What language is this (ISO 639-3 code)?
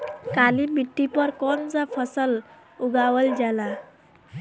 bho